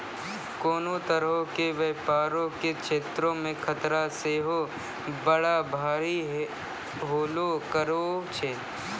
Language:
Maithili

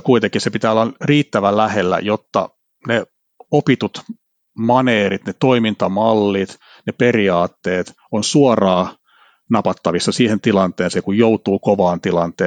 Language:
Finnish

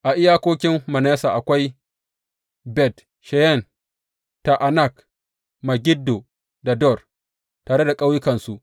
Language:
Hausa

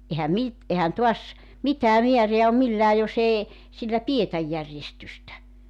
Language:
Finnish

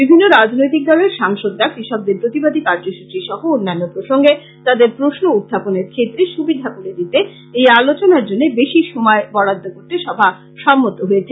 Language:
Bangla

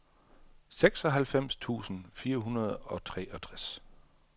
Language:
Danish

